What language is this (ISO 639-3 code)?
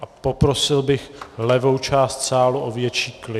ces